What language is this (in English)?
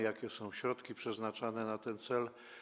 Polish